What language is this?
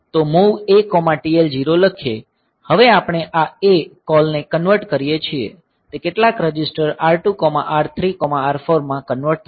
Gujarati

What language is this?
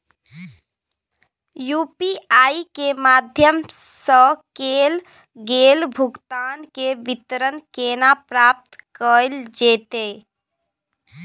Maithili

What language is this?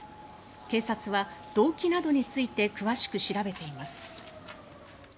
Japanese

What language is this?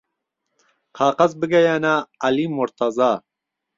Central Kurdish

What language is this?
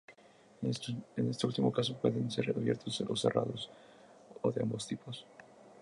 Spanish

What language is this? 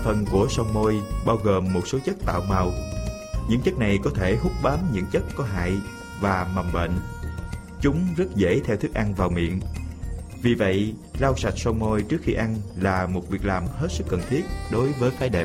Vietnamese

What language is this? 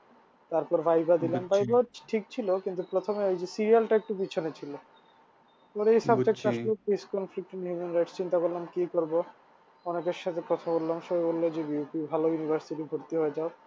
Bangla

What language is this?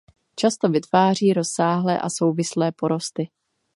Czech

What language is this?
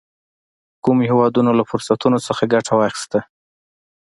Pashto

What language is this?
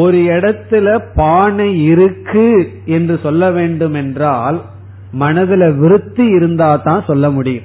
Tamil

